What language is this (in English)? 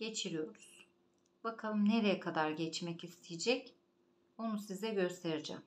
Turkish